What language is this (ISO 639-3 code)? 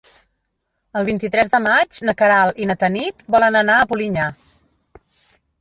cat